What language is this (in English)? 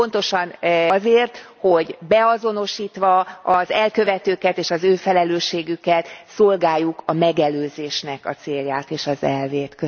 Hungarian